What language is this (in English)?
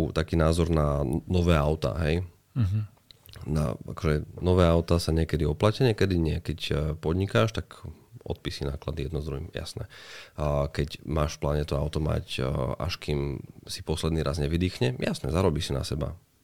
Slovak